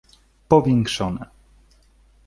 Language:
Polish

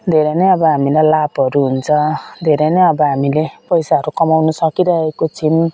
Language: Nepali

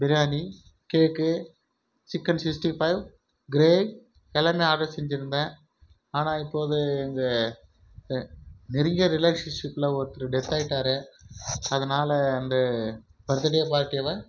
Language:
Tamil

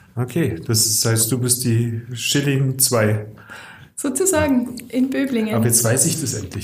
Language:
German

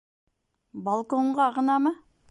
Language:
Bashkir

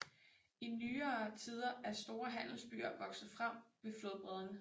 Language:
Danish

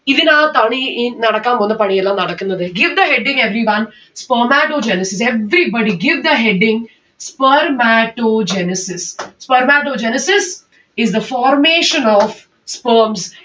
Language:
Malayalam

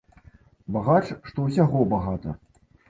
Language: Belarusian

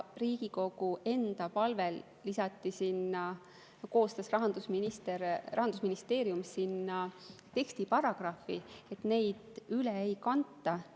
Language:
Estonian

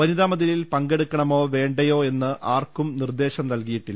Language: Malayalam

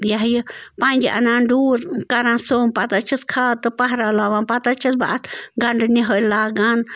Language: Kashmiri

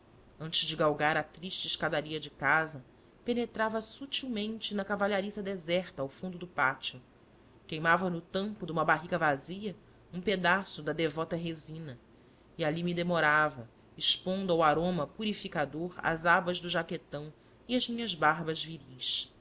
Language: Portuguese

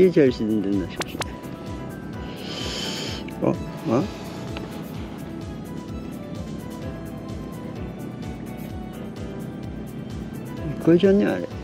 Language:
Japanese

